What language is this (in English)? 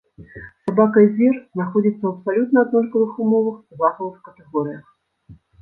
Belarusian